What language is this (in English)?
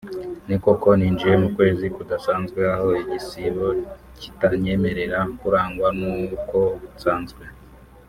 Kinyarwanda